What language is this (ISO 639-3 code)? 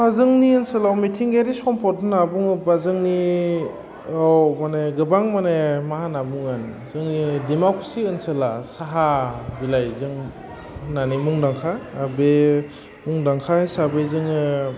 brx